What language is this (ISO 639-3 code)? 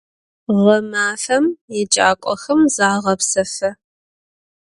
ady